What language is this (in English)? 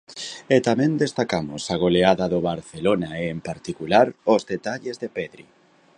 Galician